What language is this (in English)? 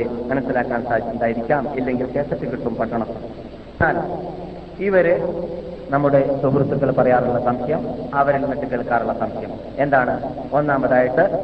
Malayalam